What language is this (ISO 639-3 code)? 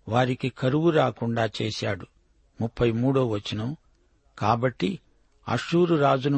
tel